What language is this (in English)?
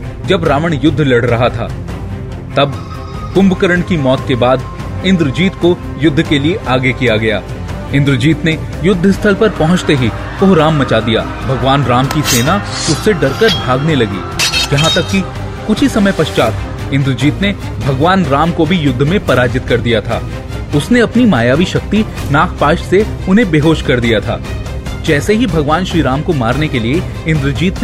Hindi